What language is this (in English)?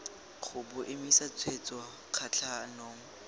Tswana